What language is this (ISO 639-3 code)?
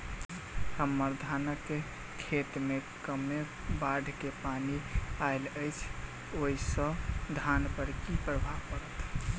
mai